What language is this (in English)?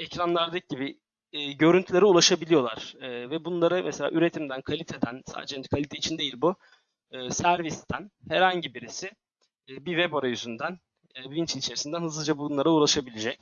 Turkish